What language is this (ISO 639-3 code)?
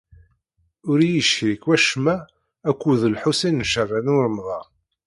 kab